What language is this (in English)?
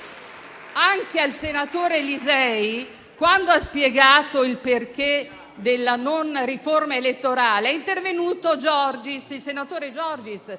Italian